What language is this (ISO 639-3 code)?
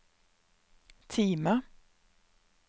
nor